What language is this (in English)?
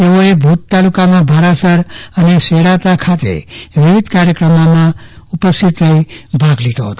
Gujarati